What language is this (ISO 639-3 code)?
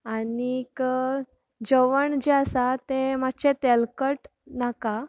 kok